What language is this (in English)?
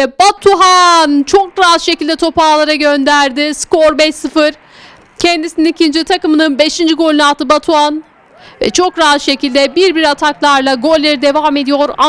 Turkish